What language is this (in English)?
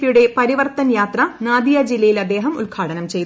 Malayalam